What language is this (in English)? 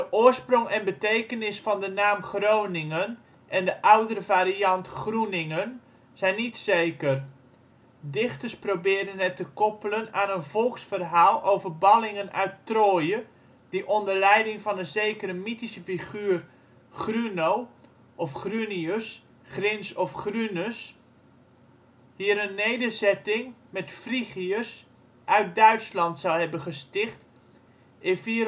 Dutch